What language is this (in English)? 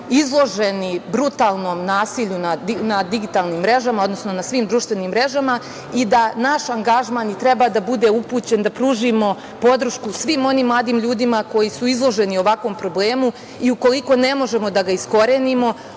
Serbian